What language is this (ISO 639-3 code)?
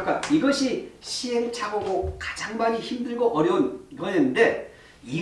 kor